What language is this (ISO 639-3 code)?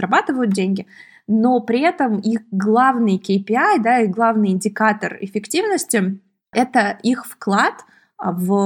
rus